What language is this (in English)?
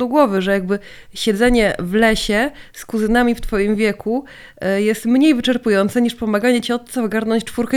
Polish